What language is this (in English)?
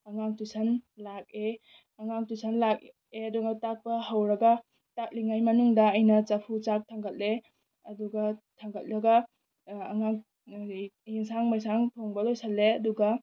Manipuri